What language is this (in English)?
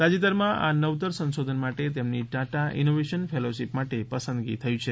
Gujarati